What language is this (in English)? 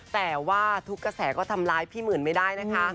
Thai